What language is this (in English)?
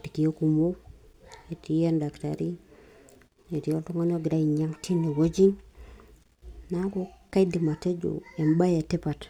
Masai